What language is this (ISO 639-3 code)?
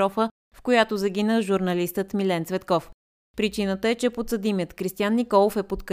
bul